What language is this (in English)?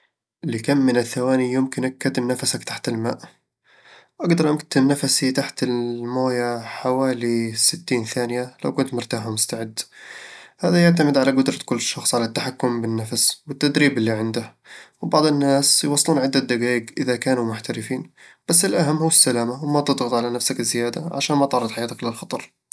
Eastern Egyptian Bedawi Arabic